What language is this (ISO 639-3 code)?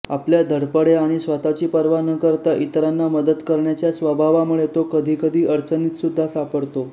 mar